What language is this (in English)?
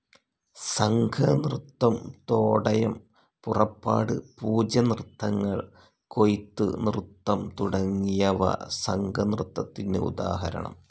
Malayalam